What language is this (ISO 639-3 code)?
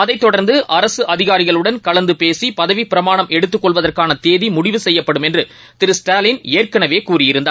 tam